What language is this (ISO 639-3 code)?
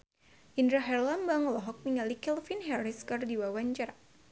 sun